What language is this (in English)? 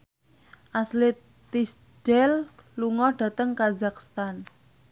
Javanese